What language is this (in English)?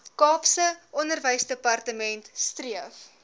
Afrikaans